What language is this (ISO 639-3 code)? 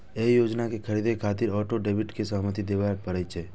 mai